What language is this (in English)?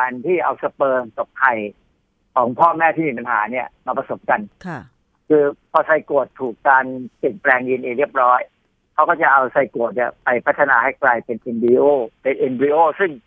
Thai